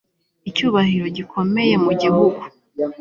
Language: Kinyarwanda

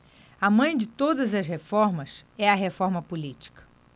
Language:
Portuguese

